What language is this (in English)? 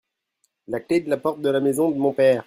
French